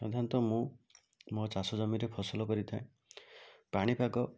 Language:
Odia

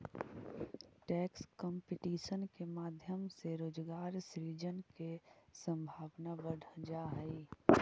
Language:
Magahi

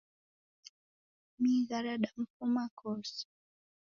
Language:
Taita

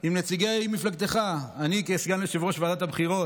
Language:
Hebrew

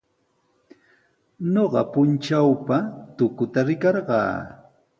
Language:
Sihuas Ancash Quechua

